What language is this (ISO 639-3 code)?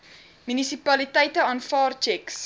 afr